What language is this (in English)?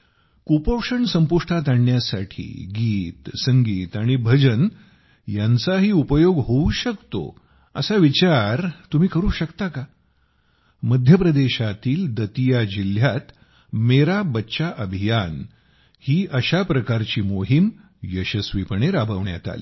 Marathi